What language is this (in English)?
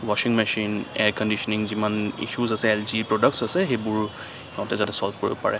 Assamese